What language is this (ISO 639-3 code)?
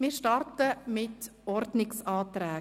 gsw